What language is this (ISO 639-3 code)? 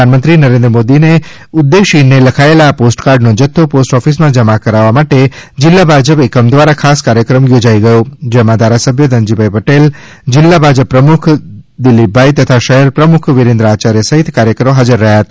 guj